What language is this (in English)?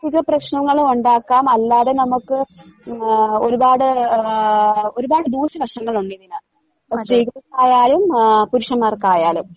Malayalam